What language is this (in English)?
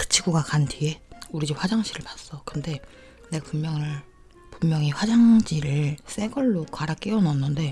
Korean